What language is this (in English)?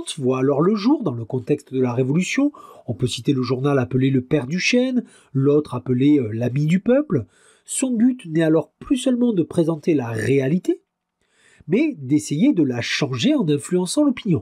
French